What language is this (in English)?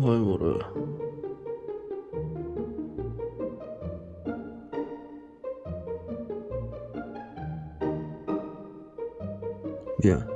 Korean